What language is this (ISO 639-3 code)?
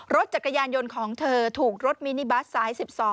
tha